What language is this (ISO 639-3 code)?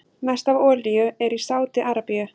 isl